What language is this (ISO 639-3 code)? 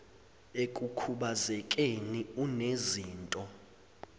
zul